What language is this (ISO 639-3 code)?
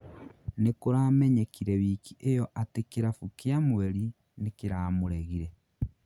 kik